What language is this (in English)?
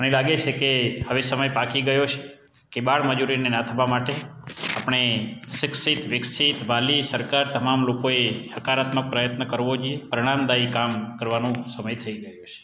Gujarati